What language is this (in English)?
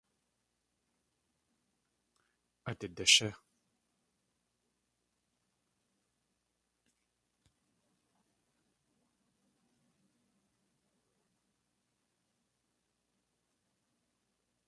Tlingit